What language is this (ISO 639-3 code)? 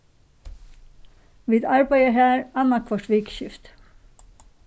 fao